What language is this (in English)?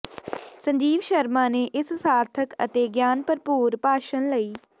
Punjabi